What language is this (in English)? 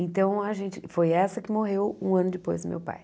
Portuguese